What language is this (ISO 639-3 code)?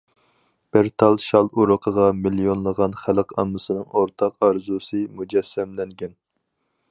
uig